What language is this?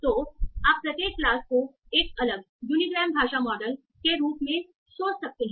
Hindi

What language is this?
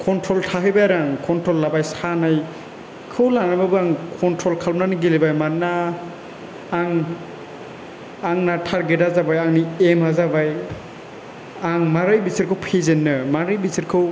Bodo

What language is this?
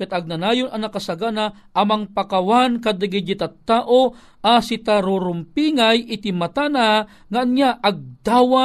Filipino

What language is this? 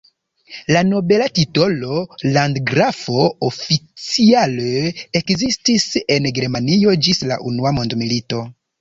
Esperanto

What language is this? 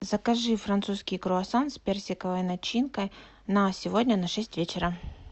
Russian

